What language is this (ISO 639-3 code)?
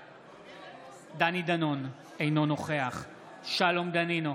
heb